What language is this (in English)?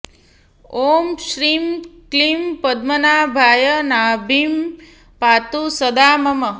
Sanskrit